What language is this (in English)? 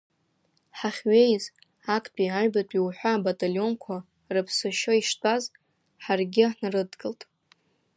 Abkhazian